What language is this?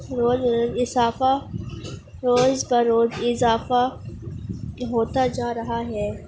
Urdu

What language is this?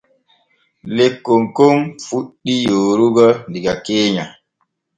Borgu Fulfulde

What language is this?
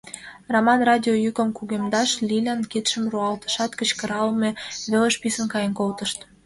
Mari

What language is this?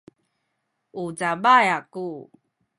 Sakizaya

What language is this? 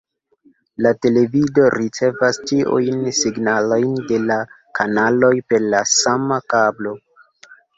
Esperanto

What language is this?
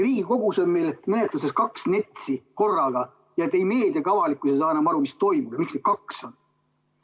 Estonian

